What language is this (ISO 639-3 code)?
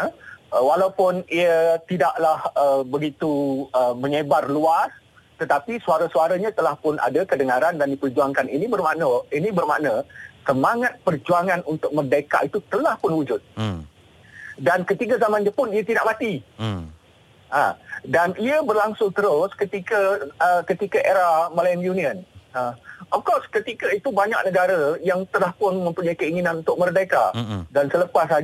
msa